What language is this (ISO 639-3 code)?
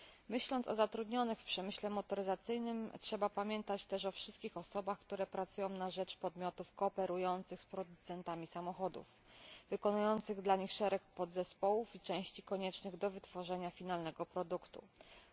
pol